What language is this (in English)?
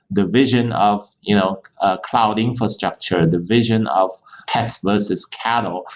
English